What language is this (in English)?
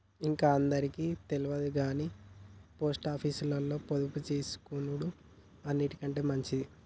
Telugu